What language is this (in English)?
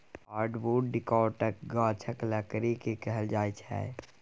Maithili